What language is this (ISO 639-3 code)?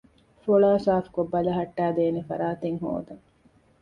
div